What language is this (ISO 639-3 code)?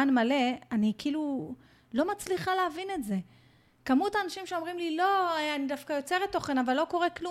heb